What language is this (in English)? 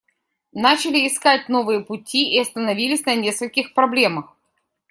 Russian